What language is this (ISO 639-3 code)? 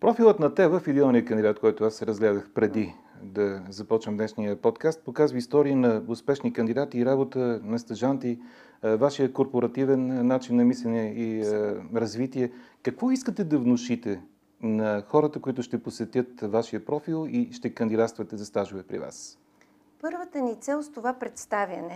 bul